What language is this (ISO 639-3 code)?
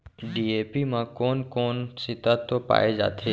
hne